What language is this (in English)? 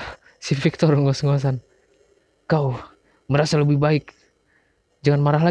Indonesian